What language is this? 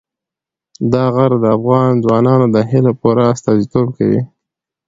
Pashto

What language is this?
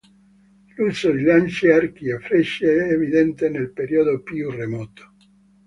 Italian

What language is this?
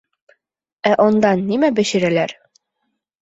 Bashkir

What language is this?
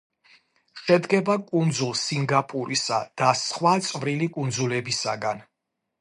Georgian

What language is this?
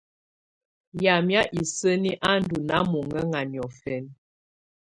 Tunen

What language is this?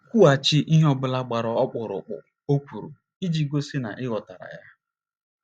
Igbo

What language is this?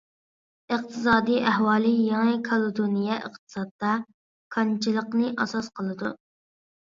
Uyghur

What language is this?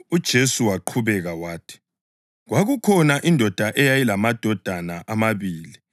North Ndebele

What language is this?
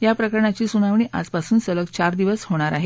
Marathi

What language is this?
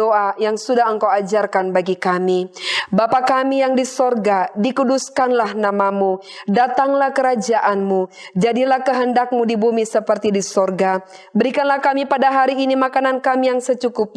Indonesian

